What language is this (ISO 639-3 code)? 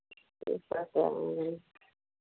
hin